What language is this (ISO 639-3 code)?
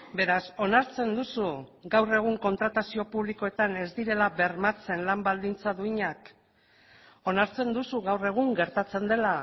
eus